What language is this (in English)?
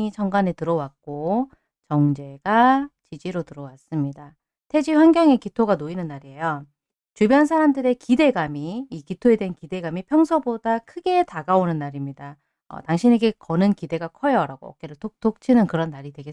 Korean